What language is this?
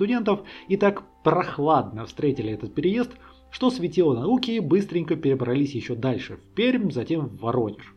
Russian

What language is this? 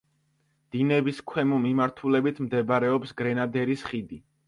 Georgian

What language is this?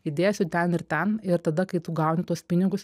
Lithuanian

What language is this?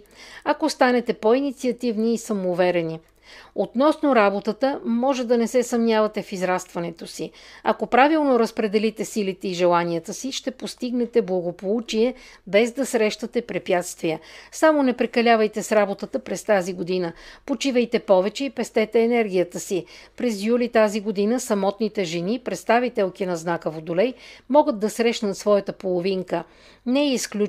Bulgarian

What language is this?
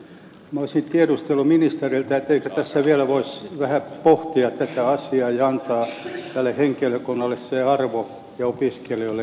Finnish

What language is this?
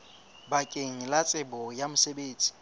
Southern Sotho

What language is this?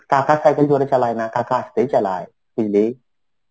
Bangla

